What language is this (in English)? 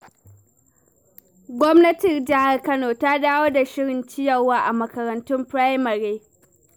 Hausa